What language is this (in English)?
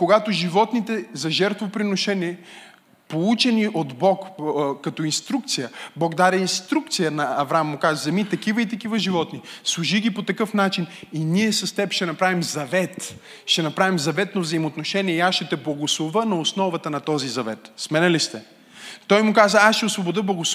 Bulgarian